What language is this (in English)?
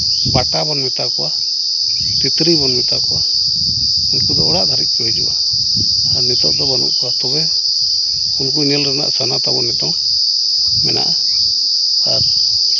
Santali